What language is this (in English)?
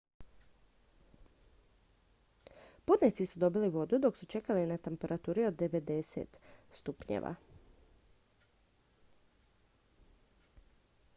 Croatian